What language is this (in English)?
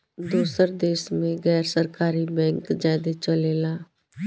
Bhojpuri